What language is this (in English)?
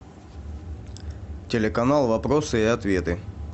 Russian